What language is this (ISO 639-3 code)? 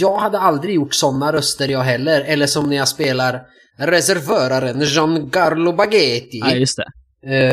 swe